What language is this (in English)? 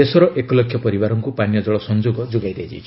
Odia